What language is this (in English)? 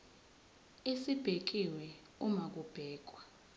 Zulu